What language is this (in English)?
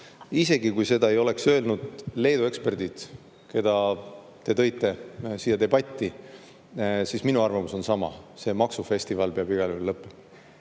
Estonian